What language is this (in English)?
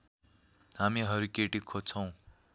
Nepali